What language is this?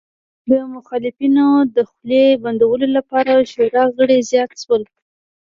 Pashto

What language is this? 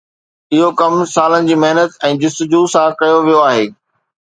Sindhi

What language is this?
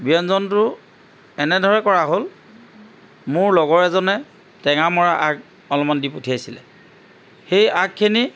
Assamese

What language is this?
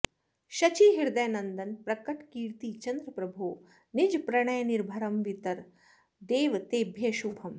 Sanskrit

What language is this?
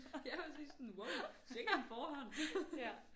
Danish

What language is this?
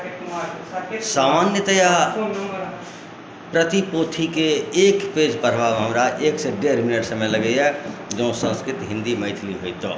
Maithili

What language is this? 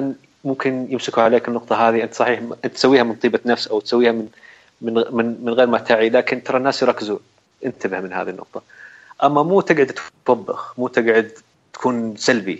Arabic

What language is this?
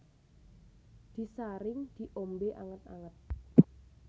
Javanese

